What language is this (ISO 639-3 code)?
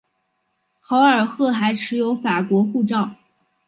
zho